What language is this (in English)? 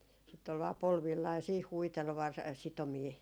Finnish